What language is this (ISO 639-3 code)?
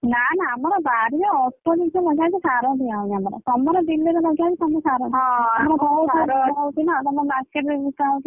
ori